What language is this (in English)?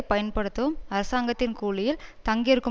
Tamil